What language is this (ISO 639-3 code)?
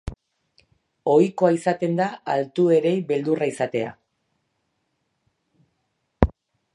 eus